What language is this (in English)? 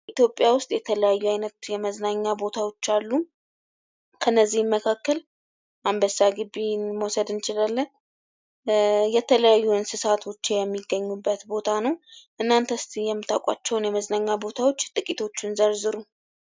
Amharic